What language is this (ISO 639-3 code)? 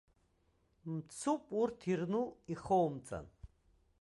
abk